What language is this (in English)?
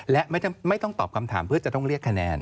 Thai